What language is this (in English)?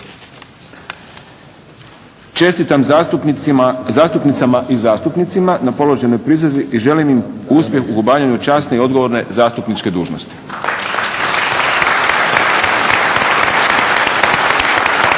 Croatian